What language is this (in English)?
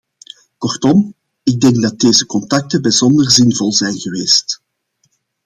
Dutch